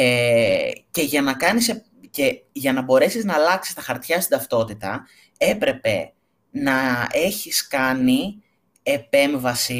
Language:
Greek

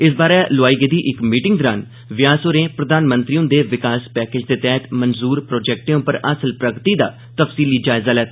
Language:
Dogri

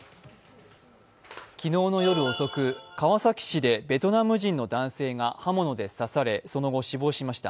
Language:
Japanese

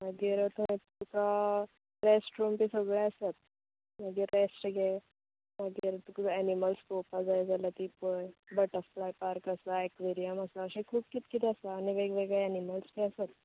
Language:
Konkani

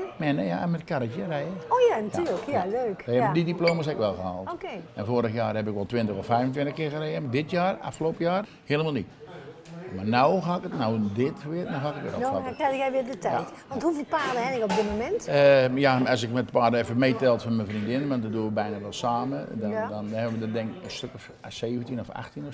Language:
Dutch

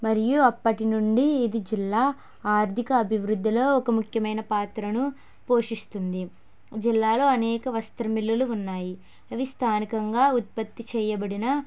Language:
Telugu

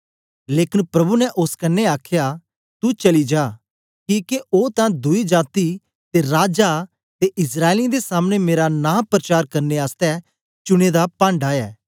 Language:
Dogri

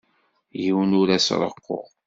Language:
Kabyle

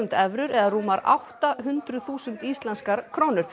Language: Icelandic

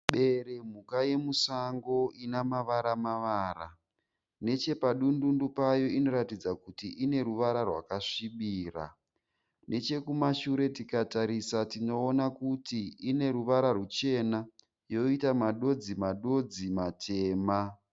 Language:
Shona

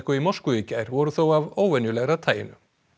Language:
Icelandic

